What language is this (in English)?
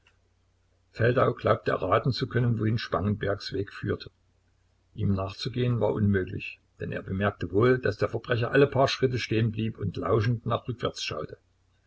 German